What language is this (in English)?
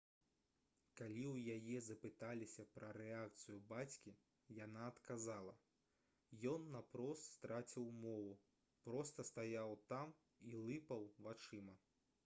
Belarusian